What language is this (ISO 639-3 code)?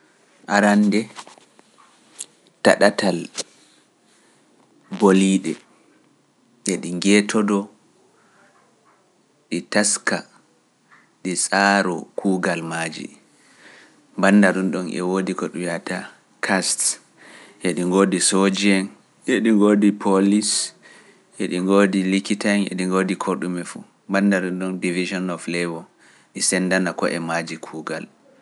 fuf